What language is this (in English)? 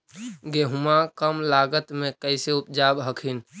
Magahi